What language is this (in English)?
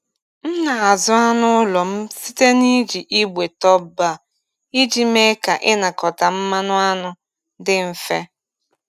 Igbo